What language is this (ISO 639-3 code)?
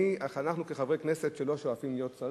heb